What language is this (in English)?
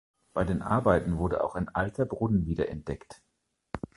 German